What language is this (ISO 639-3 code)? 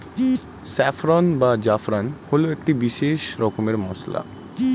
ben